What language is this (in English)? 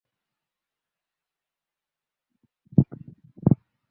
Bangla